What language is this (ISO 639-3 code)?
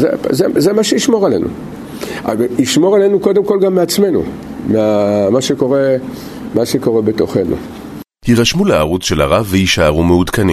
heb